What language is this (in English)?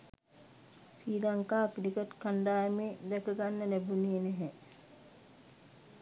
Sinhala